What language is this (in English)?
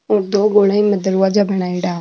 Marwari